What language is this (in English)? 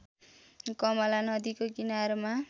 Nepali